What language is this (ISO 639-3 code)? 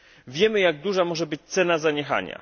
pol